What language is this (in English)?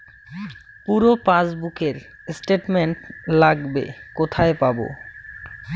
Bangla